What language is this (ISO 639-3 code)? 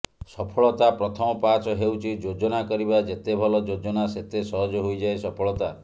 ori